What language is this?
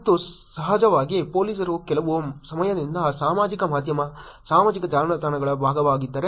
Kannada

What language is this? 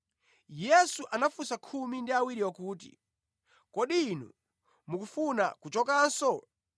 Nyanja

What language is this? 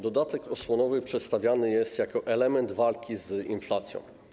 Polish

